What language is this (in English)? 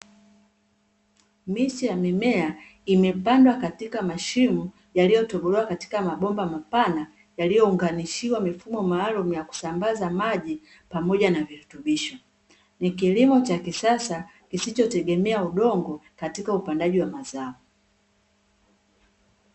Swahili